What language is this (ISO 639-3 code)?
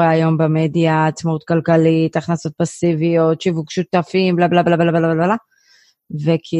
heb